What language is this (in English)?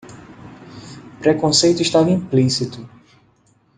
Portuguese